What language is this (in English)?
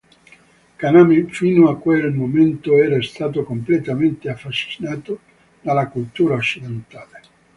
Italian